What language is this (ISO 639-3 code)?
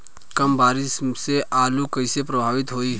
bho